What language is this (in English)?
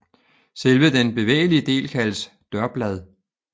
Danish